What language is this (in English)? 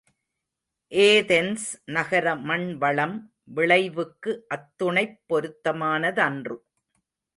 Tamil